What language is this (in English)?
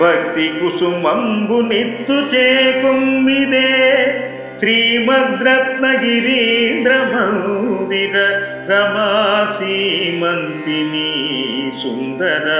Romanian